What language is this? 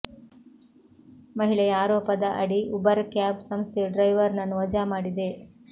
Kannada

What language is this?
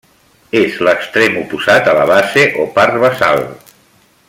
Catalan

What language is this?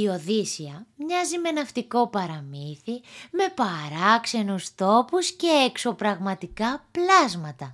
Greek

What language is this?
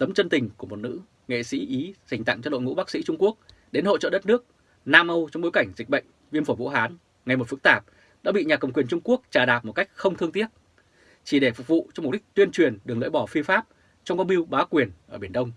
Vietnamese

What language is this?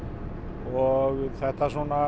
Icelandic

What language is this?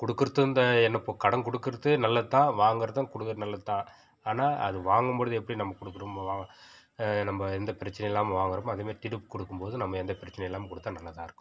Tamil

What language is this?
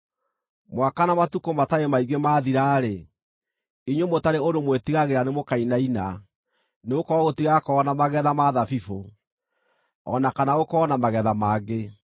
Kikuyu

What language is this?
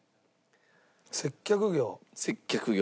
Japanese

